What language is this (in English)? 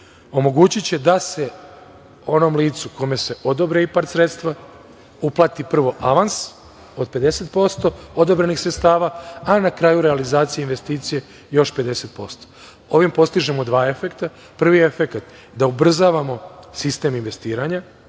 Serbian